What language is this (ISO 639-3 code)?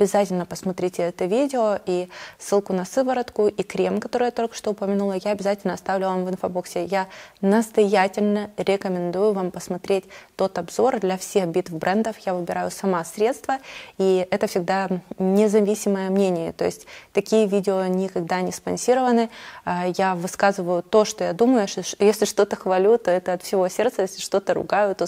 rus